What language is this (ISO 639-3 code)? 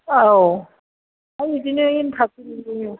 brx